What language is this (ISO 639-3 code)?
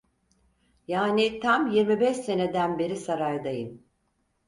tur